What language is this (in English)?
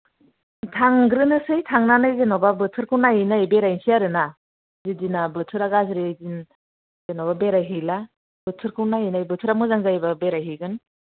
Bodo